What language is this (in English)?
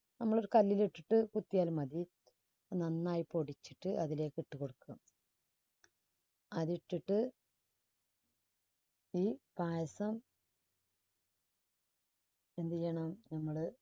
Malayalam